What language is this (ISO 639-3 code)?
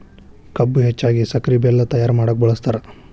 kan